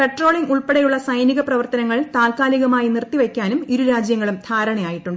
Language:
Malayalam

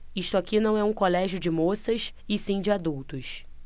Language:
Portuguese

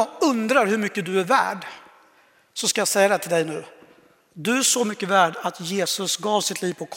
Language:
Swedish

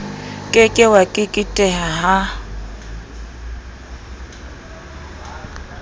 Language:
Southern Sotho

